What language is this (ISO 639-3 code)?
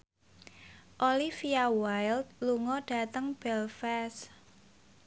jav